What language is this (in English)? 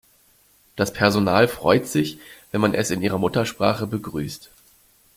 German